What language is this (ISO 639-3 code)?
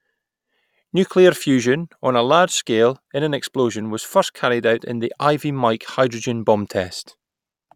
eng